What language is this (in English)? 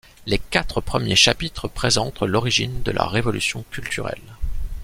French